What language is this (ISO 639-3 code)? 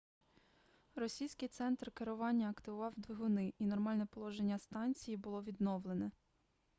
ukr